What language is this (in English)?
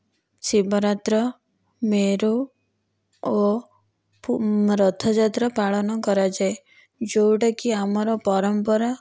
Odia